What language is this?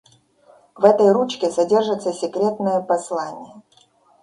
Russian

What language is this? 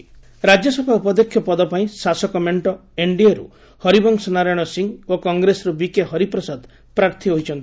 Odia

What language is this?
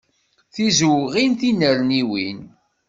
Kabyle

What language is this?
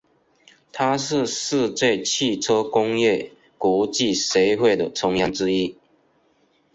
Chinese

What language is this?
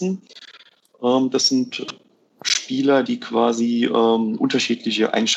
German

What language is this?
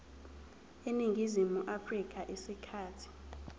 Zulu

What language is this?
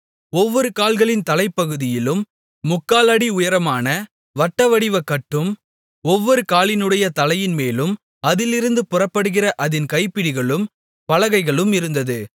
Tamil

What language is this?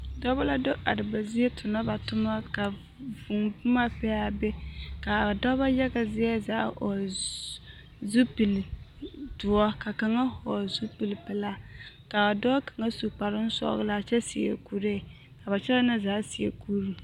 Southern Dagaare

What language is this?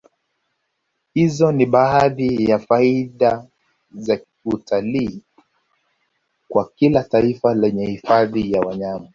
Swahili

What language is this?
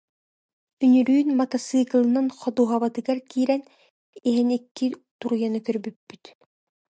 Yakut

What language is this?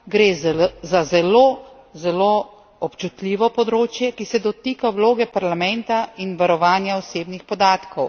Slovenian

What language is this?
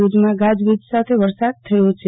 Gujarati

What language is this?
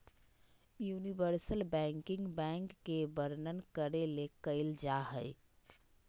Magahi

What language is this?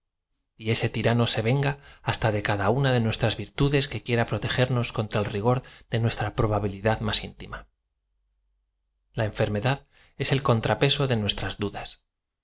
Spanish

